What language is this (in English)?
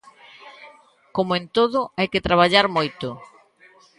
Galician